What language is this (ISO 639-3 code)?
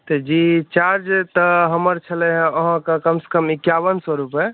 mai